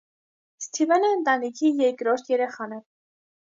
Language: Armenian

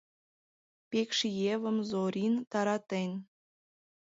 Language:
Mari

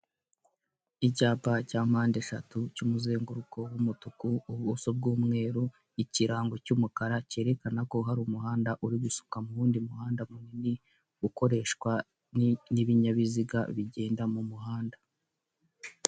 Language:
Kinyarwanda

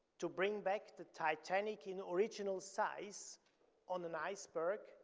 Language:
English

